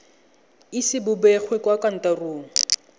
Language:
Tswana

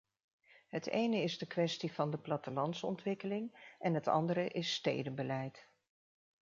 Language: Dutch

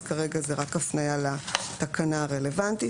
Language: Hebrew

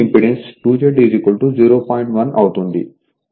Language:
Telugu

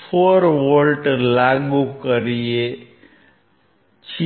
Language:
Gujarati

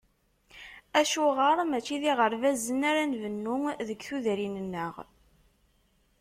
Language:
Kabyle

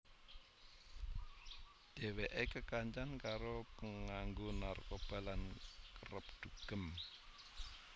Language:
Javanese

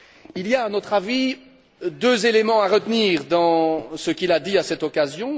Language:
French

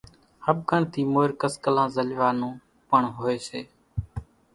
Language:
Kachi Koli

